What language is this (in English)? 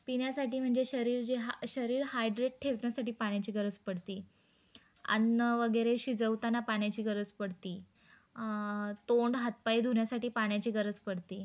Marathi